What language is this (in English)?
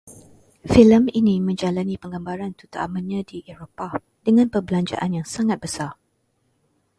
Malay